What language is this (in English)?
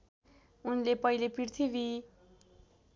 Nepali